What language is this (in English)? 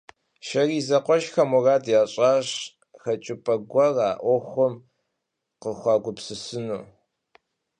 Kabardian